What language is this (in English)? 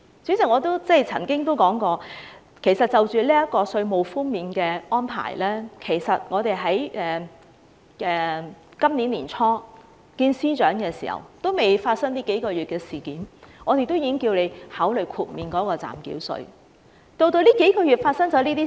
Cantonese